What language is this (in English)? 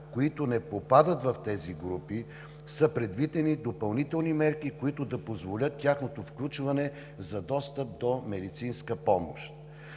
Bulgarian